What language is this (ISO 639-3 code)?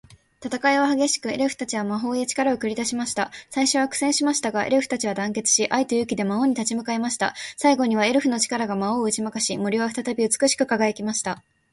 jpn